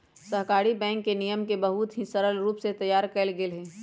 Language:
Magahi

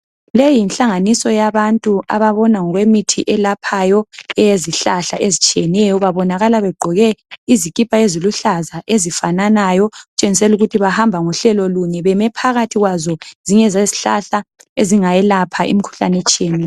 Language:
North Ndebele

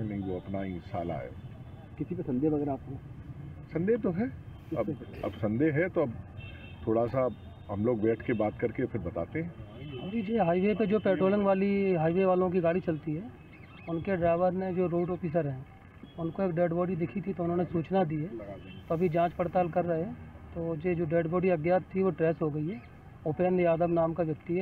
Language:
Hindi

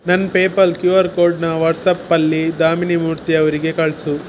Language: Kannada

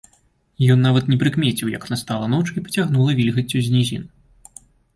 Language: Belarusian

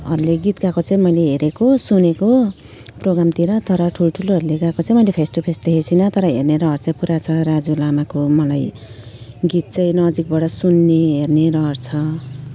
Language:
Nepali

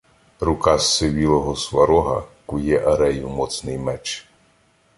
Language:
Ukrainian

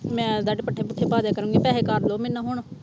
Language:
Punjabi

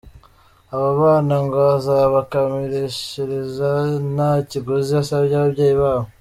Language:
Kinyarwanda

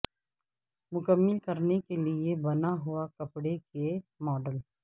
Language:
Urdu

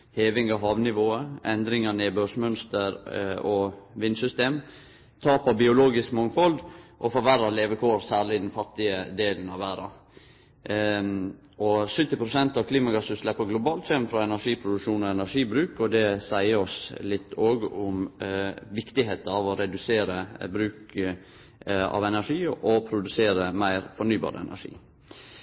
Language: Norwegian Nynorsk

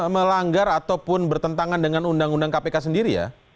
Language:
Indonesian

